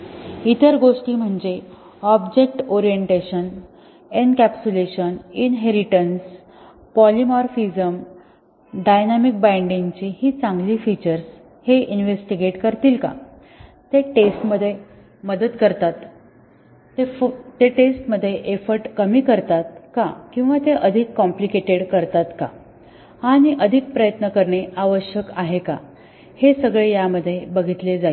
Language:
Marathi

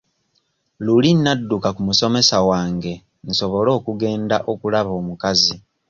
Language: Ganda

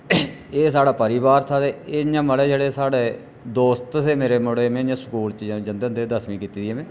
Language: Dogri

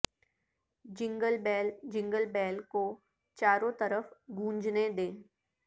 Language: Urdu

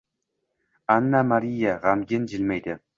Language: Uzbek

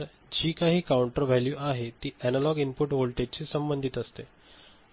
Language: Marathi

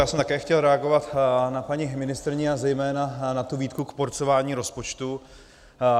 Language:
Czech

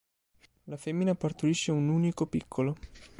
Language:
Italian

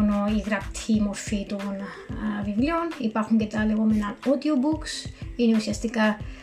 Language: Greek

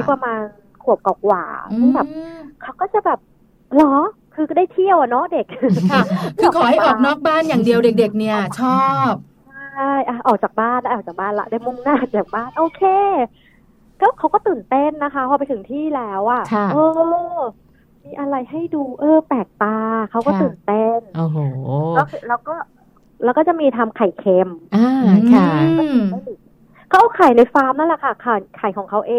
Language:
Thai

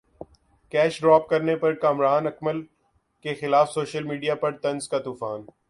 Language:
Urdu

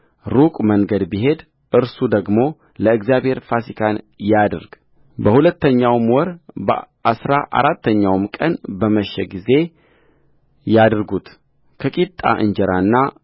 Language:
Amharic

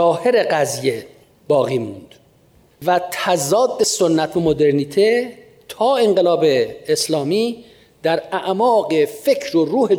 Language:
Persian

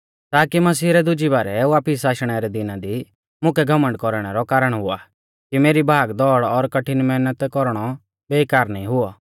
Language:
Mahasu Pahari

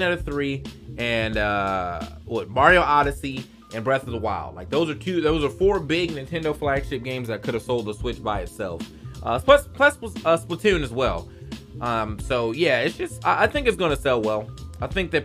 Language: English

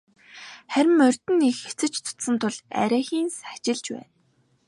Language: Mongolian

